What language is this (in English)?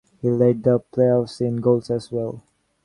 English